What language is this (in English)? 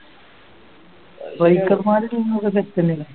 Malayalam